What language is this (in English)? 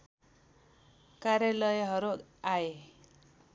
Nepali